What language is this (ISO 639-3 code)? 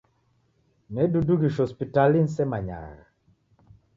dav